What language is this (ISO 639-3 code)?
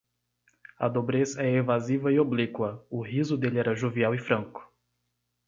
por